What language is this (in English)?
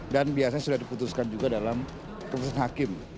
Indonesian